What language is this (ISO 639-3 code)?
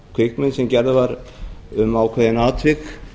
isl